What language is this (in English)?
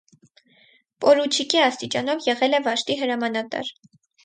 Armenian